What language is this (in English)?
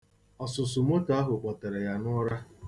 Igbo